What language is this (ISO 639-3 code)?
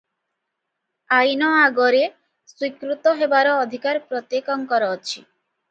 ori